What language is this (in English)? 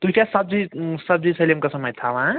Kashmiri